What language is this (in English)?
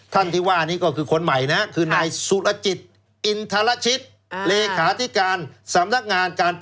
Thai